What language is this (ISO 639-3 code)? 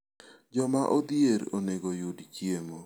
luo